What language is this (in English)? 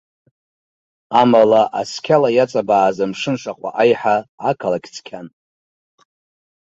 Abkhazian